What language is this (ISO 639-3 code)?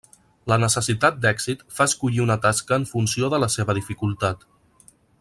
cat